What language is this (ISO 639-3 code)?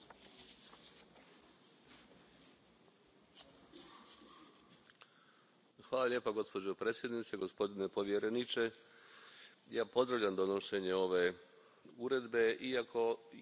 hrv